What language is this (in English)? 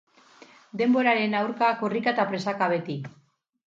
Basque